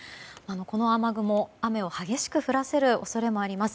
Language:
Japanese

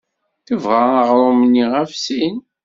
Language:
Kabyle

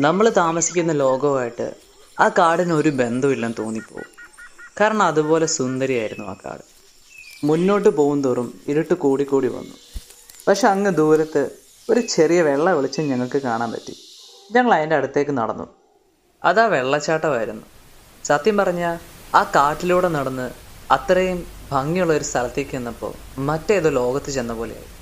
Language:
Malayalam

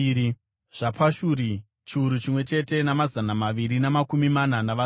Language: Shona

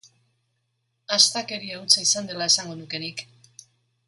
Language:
Basque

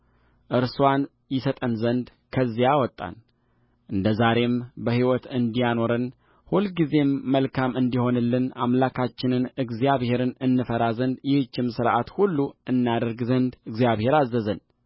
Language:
Amharic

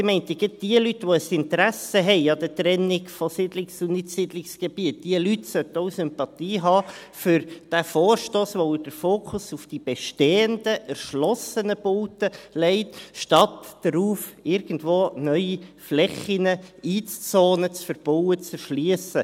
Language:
Swiss German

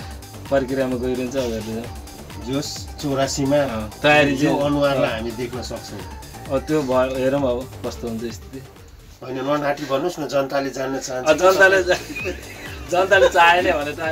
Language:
Indonesian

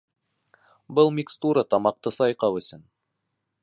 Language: Bashkir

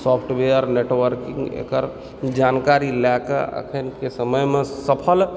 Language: Maithili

